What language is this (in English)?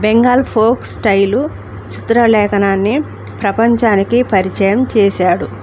Telugu